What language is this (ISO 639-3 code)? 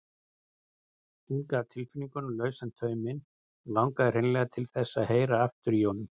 isl